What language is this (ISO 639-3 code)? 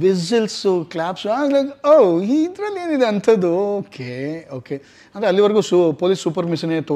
eng